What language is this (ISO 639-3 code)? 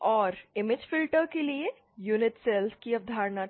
hin